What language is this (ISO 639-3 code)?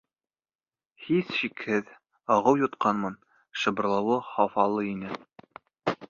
bak